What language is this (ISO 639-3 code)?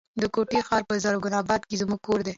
pus